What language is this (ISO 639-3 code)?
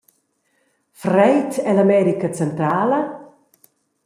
roh